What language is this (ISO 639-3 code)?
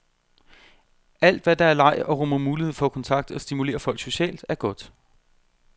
dan